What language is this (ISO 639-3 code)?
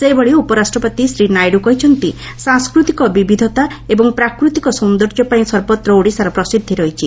ori